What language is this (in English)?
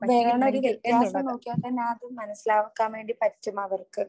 Malayalam